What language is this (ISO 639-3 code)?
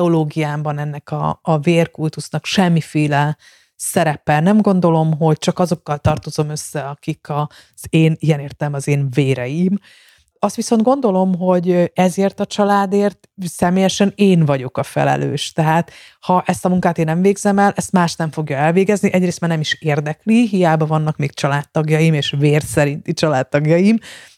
hun